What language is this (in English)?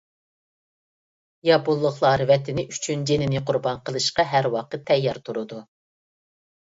Uyghur